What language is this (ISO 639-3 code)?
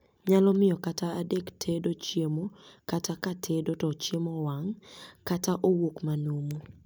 luo